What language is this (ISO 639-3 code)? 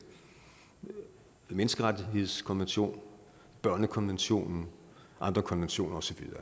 dan